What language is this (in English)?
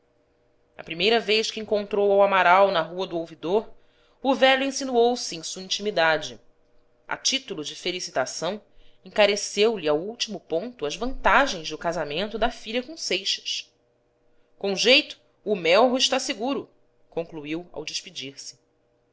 Portuguese